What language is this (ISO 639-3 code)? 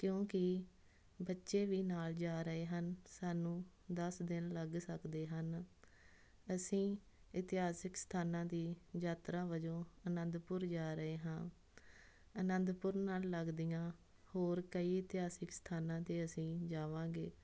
pan